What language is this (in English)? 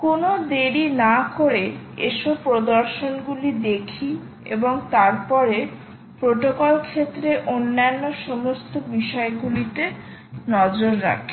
Bangla